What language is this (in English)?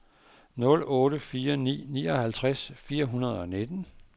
Danish